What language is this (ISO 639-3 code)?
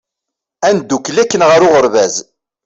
kab